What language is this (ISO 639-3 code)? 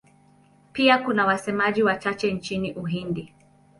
swa